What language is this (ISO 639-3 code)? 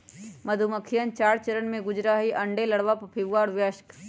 mag